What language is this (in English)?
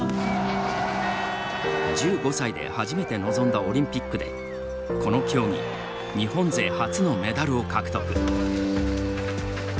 Japanese